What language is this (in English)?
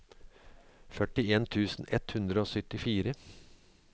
Norwegian